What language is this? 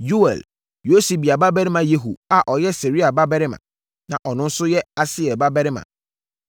Akan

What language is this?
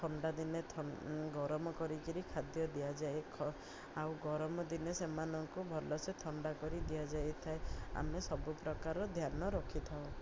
Odia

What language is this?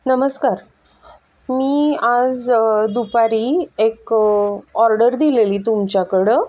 Marathi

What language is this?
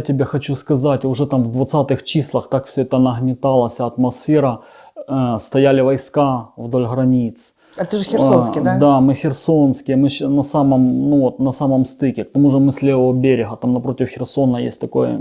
Russian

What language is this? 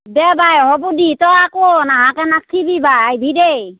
Assamese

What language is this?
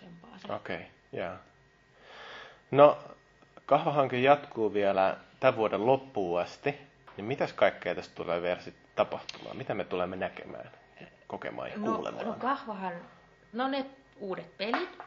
Finnish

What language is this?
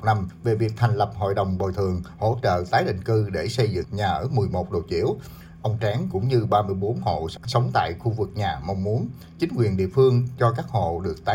Vietnamese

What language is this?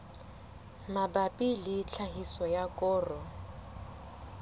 Southern Sotho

